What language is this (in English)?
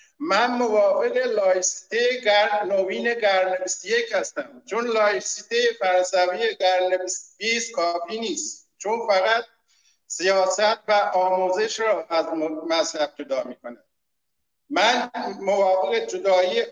Persian